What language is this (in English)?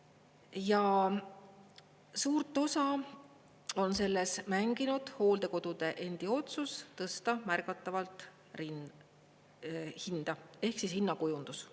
Estonian